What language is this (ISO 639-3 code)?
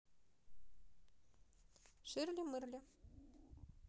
rus